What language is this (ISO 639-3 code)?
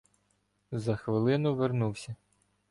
ukr